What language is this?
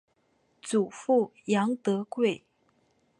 Chinese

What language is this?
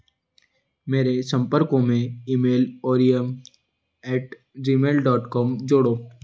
Hindi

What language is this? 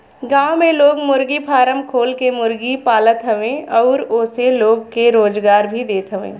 Bhojpuri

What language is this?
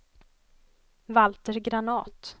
Swedish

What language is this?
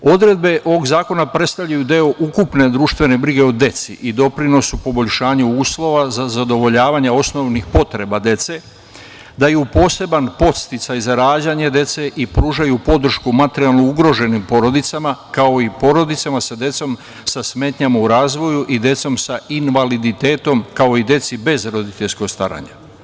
Serbian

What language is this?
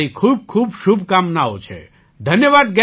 Gujarati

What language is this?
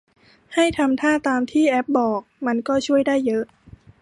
Thai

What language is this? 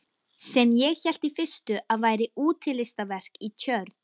Icelandic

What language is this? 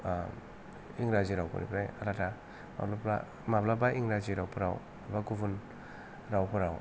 Bodo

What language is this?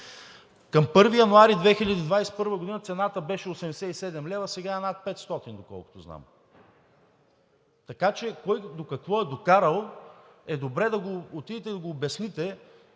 Bulgarian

